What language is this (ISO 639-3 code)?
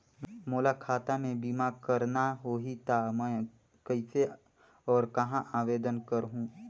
hne